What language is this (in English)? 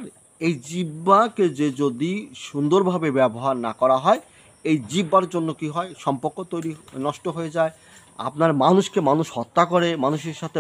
Turkish